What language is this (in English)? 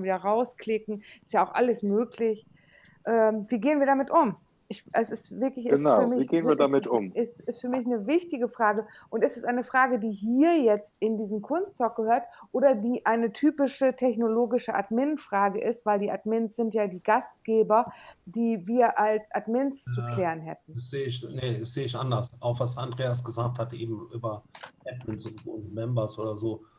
German